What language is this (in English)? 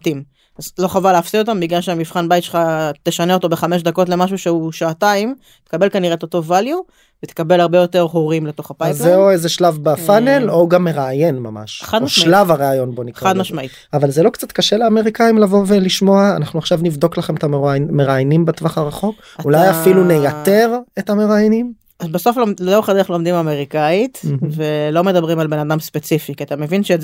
Hebrew